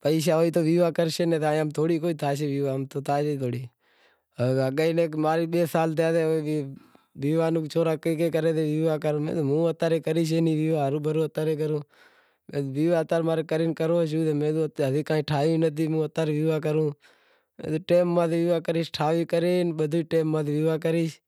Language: Wadiyara Koli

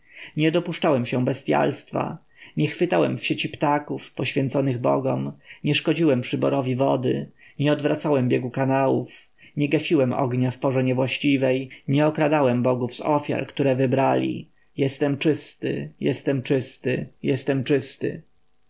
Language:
Polish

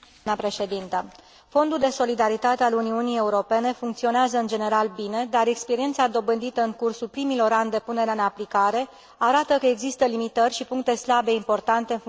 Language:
Romanian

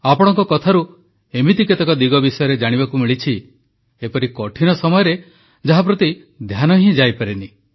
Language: Odia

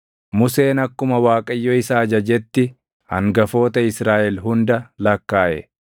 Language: Oromo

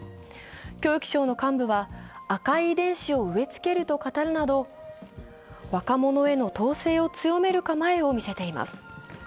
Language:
Japanese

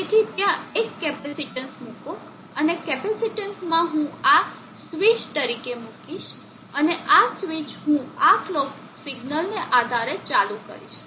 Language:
Gujarati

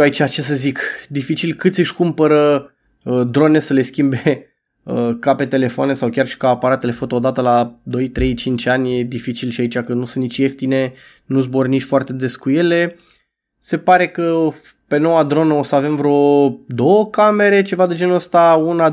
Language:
Romanian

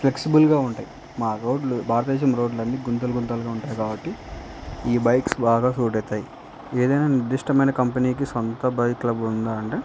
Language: Telugu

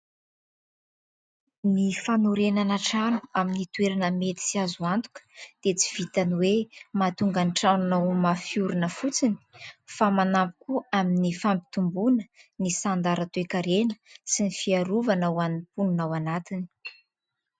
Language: Malagasy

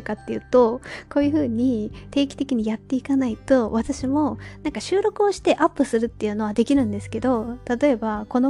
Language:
Japanese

